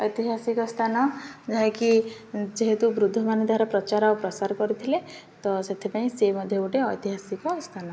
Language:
Odia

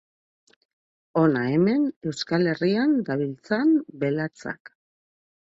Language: Basque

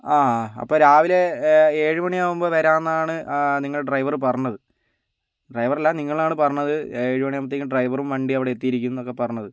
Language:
Malayalam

